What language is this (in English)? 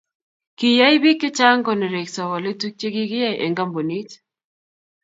Kalenjin